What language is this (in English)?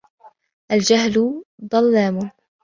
Arabic